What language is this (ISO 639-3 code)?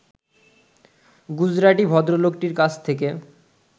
ben